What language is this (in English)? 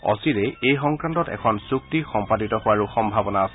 Assamese